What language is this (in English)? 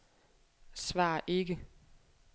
Danish